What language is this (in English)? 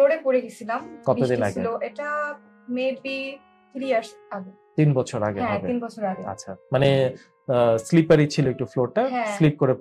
Bangla